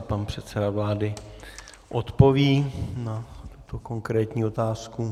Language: Czech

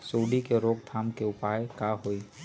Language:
Magahi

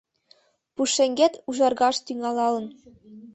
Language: Mari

